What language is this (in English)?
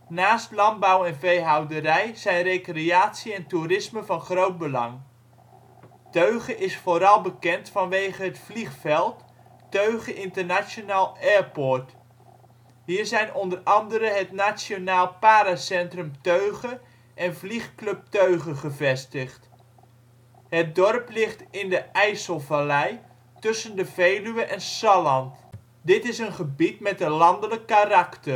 Dutch